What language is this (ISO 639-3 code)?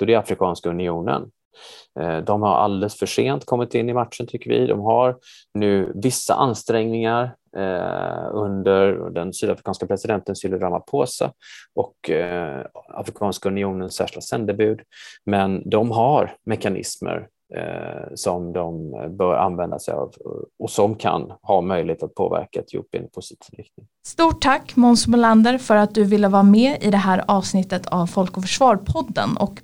swe